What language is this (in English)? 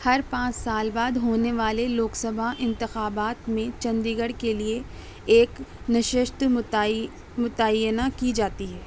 Urdu